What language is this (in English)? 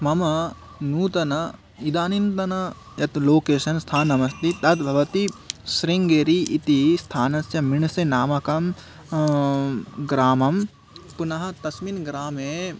Sanskrit